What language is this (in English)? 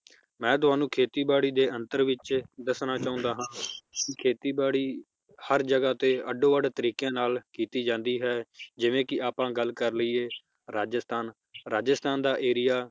Punjabi